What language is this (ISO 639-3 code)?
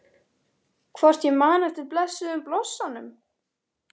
isl